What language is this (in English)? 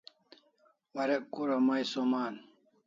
Kalasha